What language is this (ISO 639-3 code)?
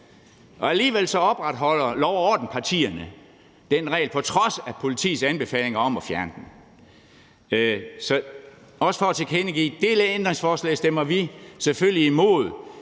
dan